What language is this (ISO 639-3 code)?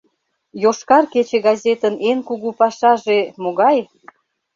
chm